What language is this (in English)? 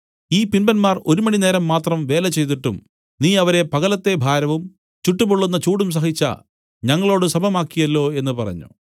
Malayalam